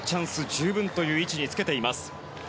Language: Japanese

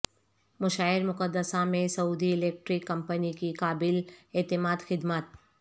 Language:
Urdu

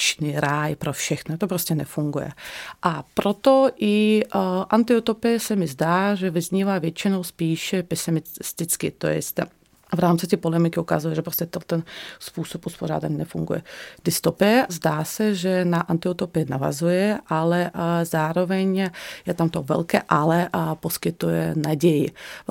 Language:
Czech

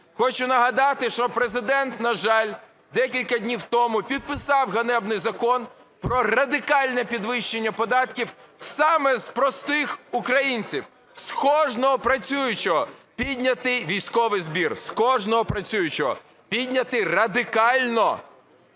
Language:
Ukrainian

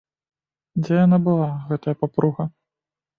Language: Belarusian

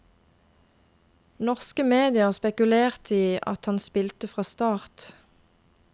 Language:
Norwegian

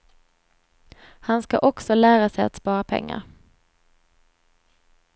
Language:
Swedish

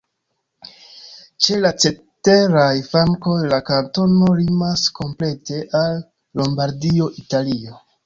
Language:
Esperanto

